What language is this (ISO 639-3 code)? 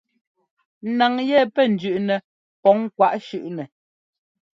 jgo